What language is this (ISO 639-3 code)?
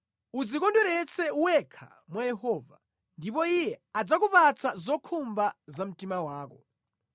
nya